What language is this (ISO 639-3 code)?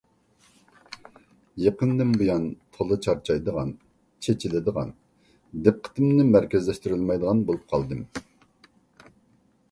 uig